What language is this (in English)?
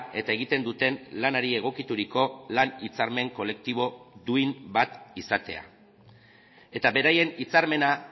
Basque